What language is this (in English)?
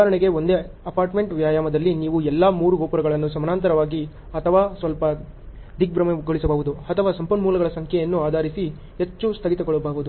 Kannada